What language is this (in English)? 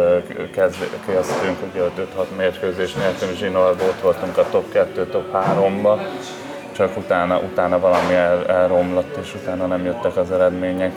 Hungarian